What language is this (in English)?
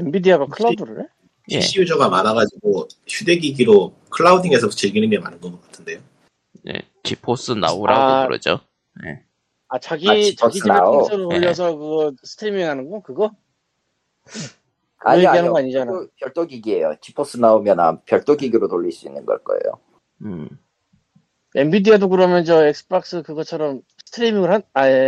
Korean